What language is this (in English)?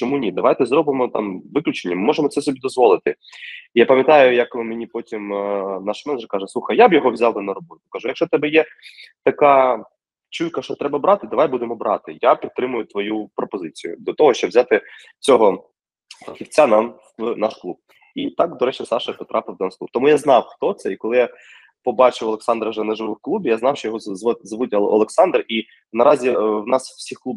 Ukrainian